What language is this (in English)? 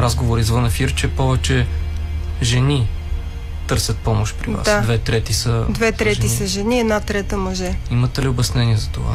Bulgarian